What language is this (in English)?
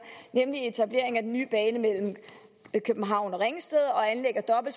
Danish